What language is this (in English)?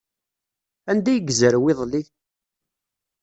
Kabyle